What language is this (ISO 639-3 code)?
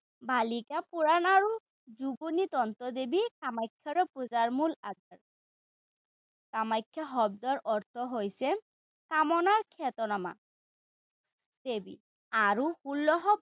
asm